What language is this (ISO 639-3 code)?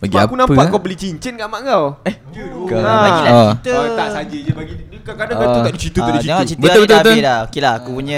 msa